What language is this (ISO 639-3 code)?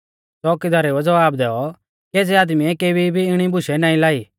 bfz